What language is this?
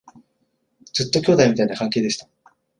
Japanese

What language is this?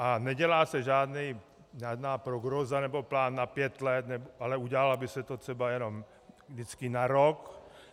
Czech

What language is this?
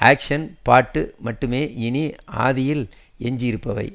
Tamil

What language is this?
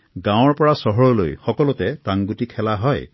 Assamese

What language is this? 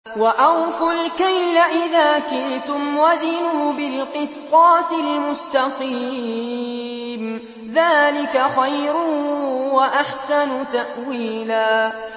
Arabic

